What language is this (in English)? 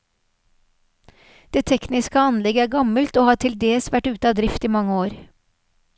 Norwegian